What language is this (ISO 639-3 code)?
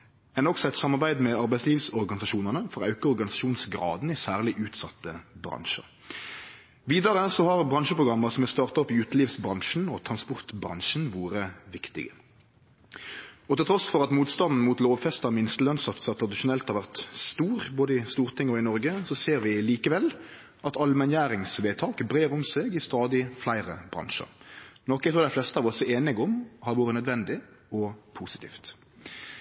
nno